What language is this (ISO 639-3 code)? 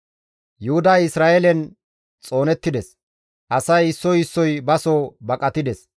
gmv